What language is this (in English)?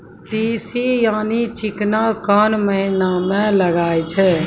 Maithili